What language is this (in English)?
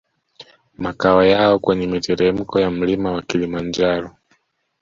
Swahili